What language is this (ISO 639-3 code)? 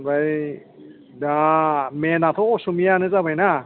brx